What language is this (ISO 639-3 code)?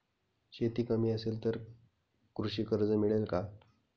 mar